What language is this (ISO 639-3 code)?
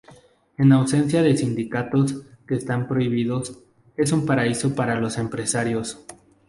spa